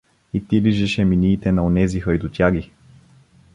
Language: Bulgarian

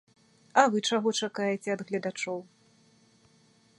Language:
Belarusian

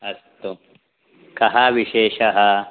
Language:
Sanskrit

